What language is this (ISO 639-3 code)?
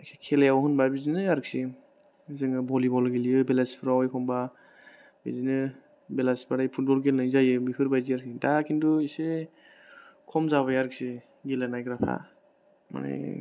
brx